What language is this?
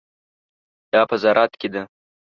Pashto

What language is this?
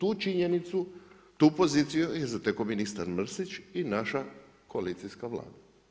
Croatian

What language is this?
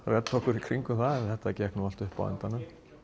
Icelandic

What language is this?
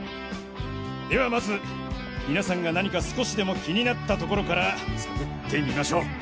Japanese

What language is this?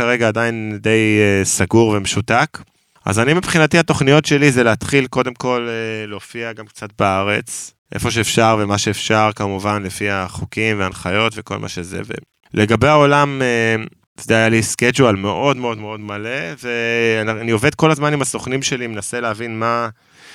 Hebrew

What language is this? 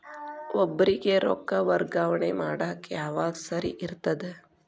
Kannada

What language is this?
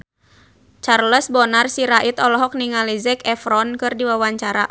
Sundanese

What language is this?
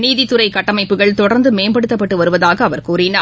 Tamil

